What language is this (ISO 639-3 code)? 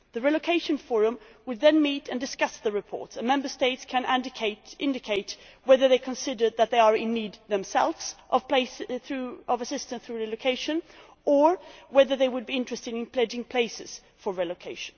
eng